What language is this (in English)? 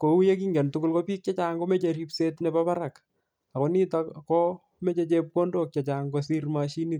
Kalenjin